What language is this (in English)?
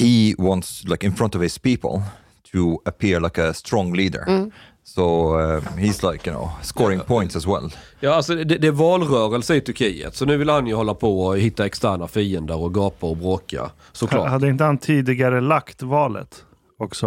Swedish